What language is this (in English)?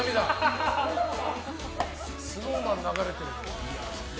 Japanese